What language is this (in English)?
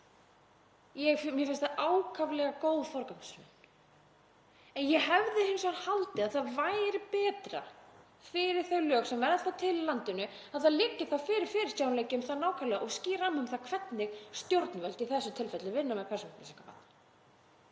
Icelandic